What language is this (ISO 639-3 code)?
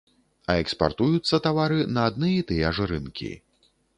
bel